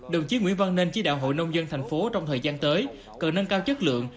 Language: Vietnamese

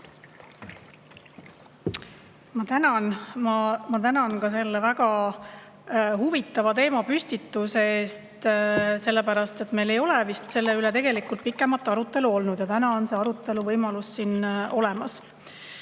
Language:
Estonian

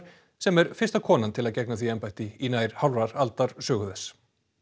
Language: Icelandic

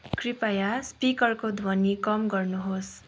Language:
Nepali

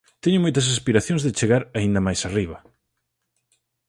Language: Galician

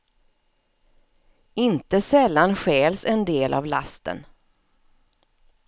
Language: Swedish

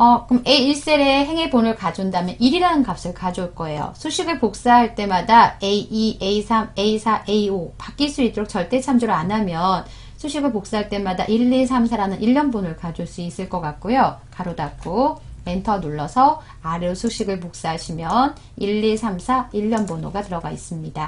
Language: Korean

